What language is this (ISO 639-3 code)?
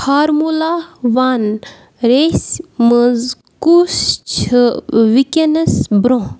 kas